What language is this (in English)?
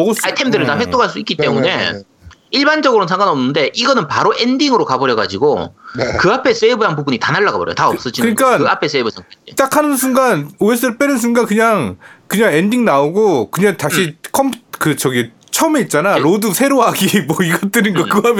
Korean